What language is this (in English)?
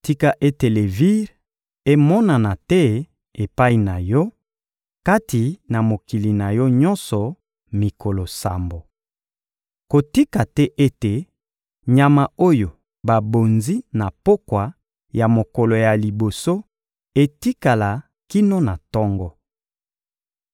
Lingala